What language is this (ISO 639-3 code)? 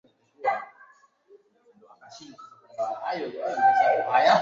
swa